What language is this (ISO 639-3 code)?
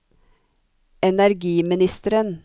nor